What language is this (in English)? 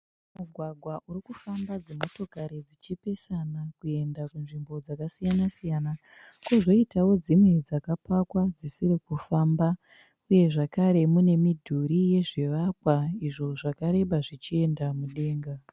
Shona